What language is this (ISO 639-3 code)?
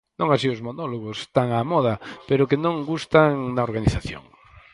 glg